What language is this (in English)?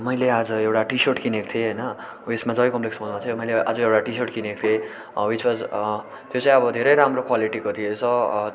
Nepali